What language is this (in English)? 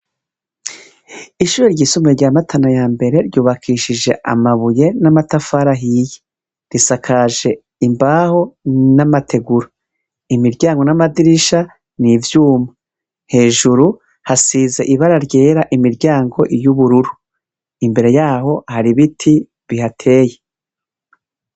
Rundi